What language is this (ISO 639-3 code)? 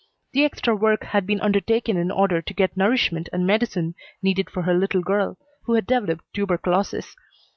eng